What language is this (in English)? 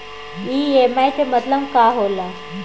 Bhojpuri